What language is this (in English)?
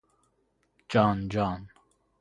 Persian